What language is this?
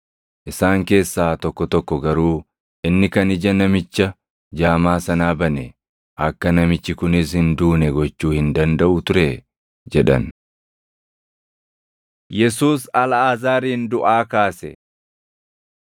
Oromo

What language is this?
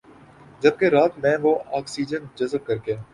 Urdu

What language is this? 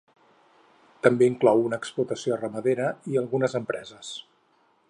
Catalan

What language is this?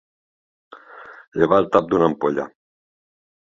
Catalan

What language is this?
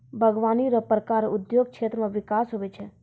Maithili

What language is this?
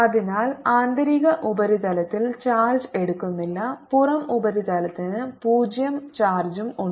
Malayalam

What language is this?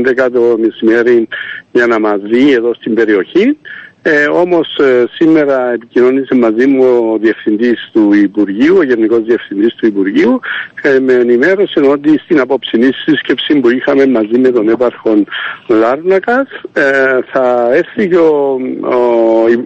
Greek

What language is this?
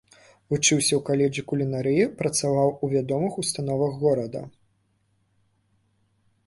Belarusian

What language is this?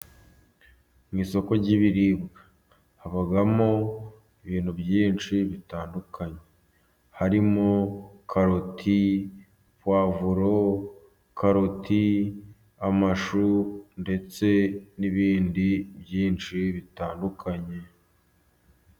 Kinyarwanda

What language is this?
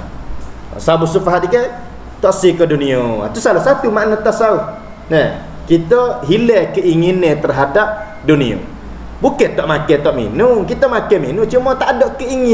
Malay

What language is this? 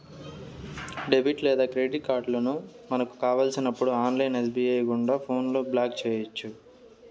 Telugu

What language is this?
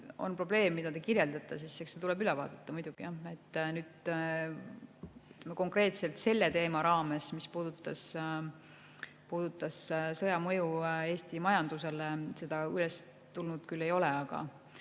Estonian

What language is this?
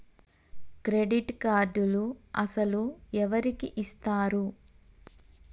Telugu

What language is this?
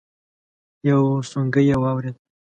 Pashto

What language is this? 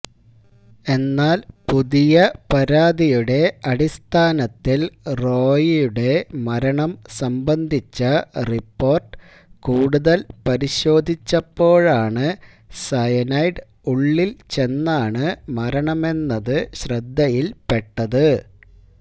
Malayalam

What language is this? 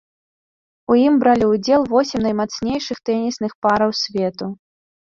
Belarusian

